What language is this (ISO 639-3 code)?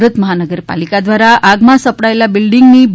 guj